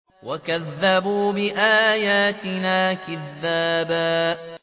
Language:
Arabic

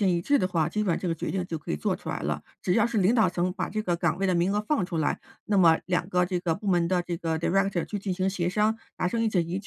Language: Chinese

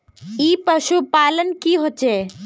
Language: Magahi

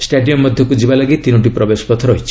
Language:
Odia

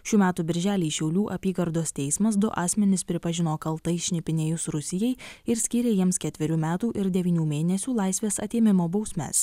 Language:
Lithuanian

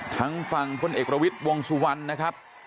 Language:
Thai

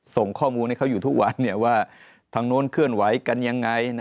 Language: Thai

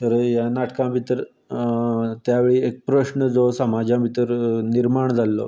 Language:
Konkani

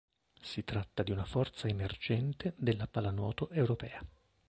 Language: Italian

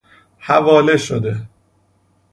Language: Persian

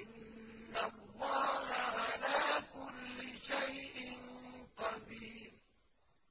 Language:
Arabic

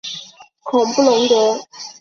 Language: Chinese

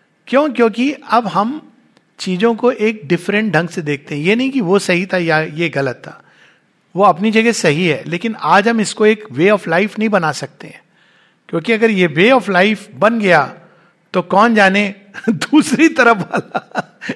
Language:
Hindi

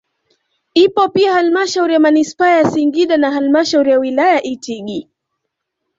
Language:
Swahili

